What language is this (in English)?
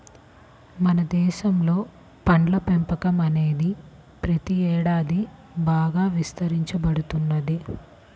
Telugu